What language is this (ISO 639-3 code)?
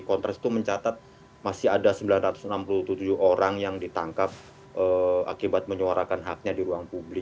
ind